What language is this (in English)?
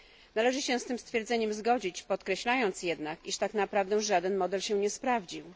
Polish